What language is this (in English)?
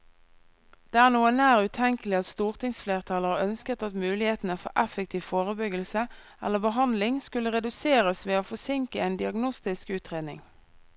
Norwegian